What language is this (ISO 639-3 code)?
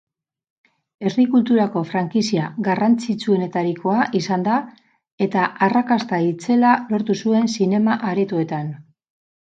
eus